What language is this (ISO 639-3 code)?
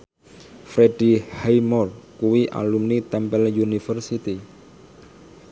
jav